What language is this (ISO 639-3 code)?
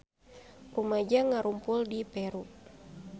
sun